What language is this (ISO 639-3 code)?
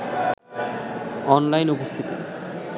ben